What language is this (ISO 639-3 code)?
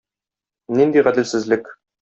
tat